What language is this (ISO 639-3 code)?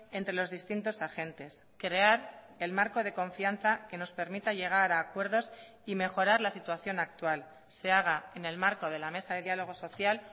spa